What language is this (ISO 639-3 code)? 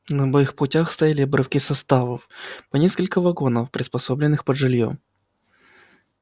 rus